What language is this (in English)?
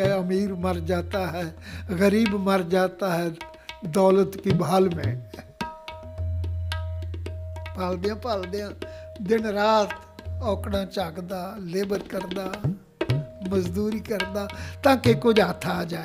Punjabi